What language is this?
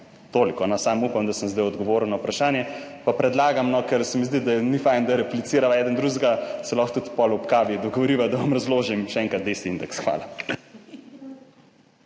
Slovenian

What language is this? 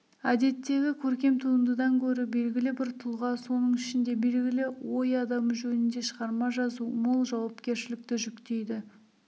Kazakh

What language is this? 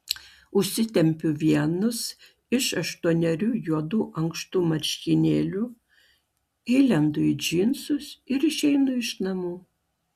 Lithuanian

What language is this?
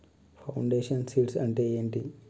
Telugu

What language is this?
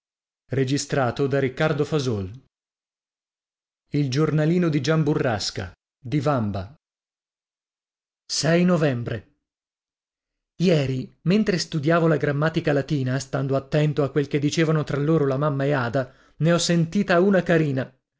Italian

